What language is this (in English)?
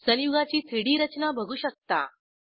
Marathi